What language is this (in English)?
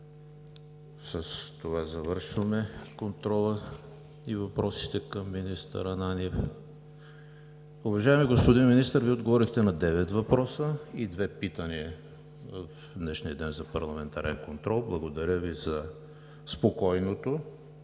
Bulgarian